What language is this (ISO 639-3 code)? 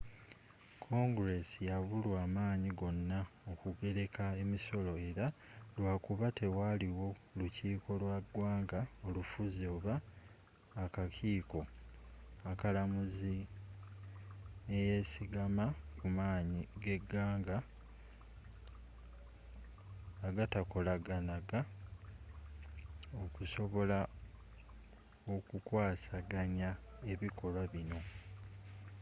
lug